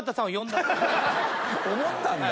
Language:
Japanese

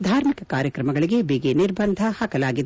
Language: Kannada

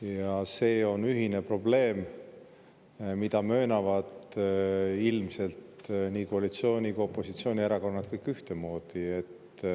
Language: Estonian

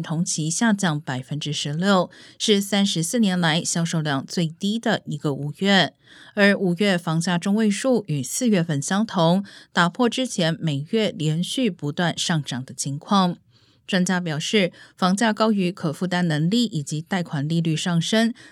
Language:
Chinese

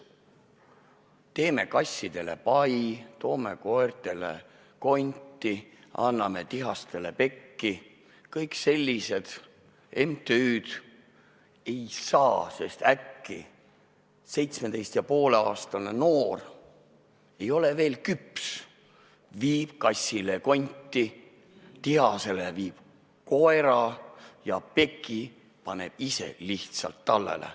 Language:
Estonian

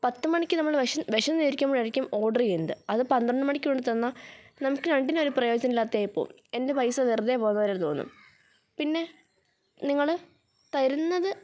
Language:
Malayalam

